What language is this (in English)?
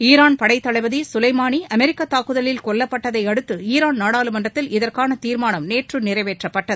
Tamil